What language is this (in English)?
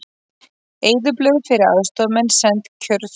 Icelandic